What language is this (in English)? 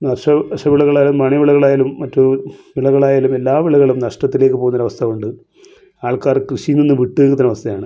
Malayalam